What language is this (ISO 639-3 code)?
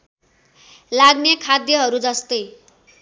nep